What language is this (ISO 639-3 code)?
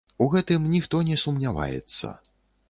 bel